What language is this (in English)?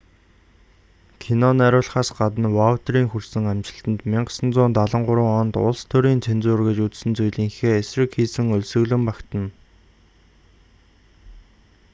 Mongolian